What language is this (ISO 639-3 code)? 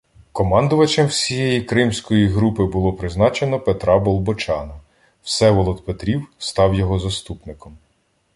ukr